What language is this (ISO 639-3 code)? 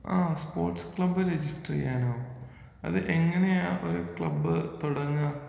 mal